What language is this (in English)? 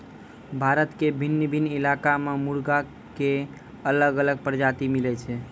Maithili